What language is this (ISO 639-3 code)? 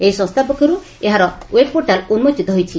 ori